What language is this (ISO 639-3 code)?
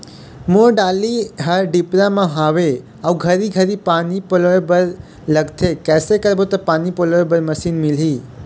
hne